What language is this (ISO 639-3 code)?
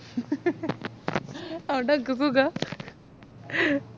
mal